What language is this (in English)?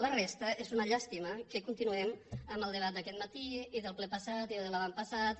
Catalan